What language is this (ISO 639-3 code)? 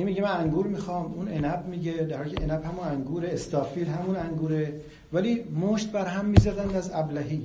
fas